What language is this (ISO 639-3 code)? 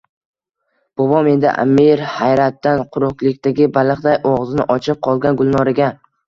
uzb